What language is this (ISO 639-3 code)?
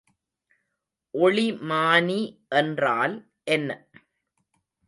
tam